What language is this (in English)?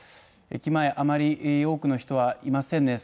Japanese